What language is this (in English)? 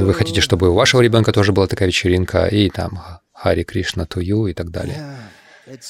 Russian